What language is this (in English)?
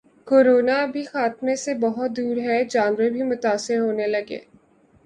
Urdu